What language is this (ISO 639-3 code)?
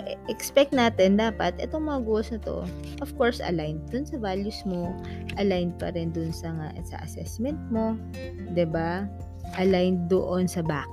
fil